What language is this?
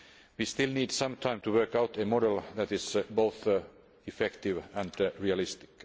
English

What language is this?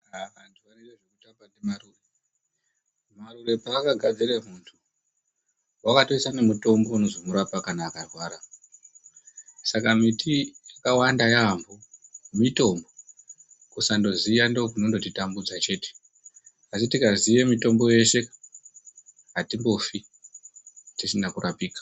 Ndau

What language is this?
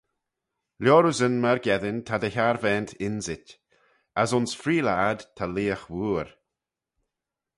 Manx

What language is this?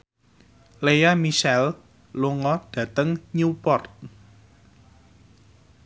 Javanese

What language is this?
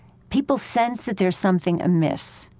English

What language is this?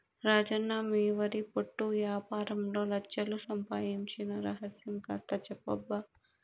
Telugu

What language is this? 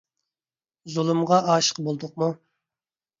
Uyghur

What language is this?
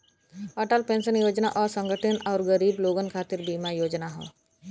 Bhojpuri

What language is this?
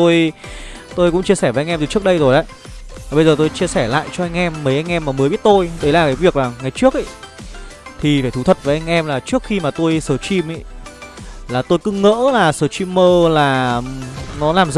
Vietnamese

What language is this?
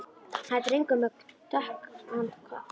Icelandic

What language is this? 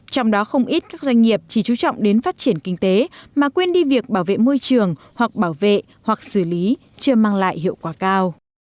Vietnamese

